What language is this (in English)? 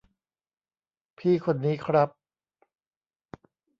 Thai